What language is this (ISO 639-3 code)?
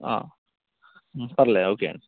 tel